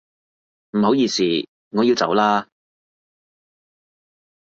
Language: Cantonese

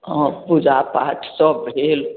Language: Maithili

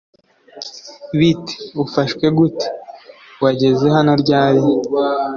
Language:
Kinyarwanda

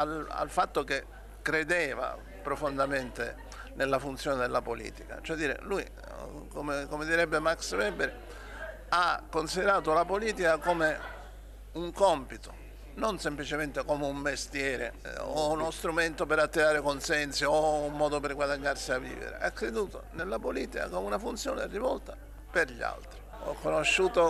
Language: Italian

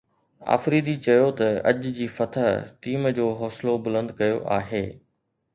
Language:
Sindhi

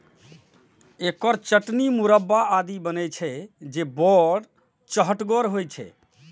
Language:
Maithili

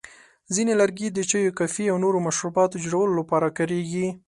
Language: Pashto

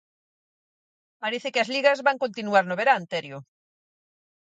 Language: Galician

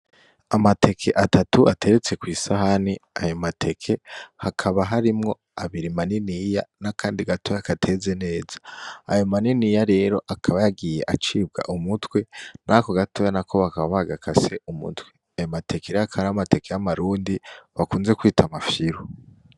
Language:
Rundi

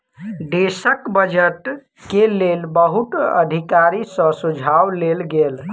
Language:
Maithili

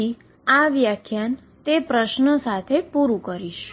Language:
Gujarati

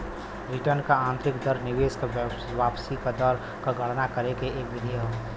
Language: Bhojpuri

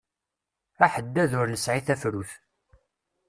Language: Kabyle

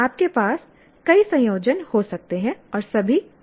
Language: Hindi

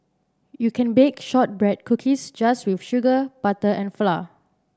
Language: English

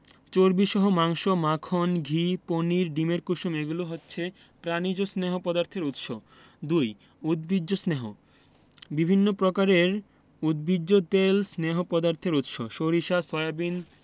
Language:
Bangla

